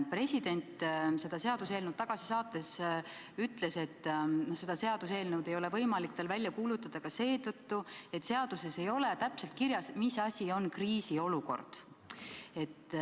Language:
Estonian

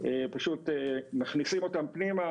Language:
Hebrew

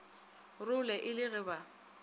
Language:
Northern Sotho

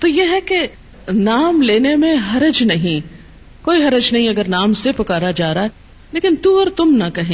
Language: Urdu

